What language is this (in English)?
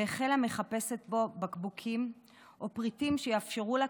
Hebrew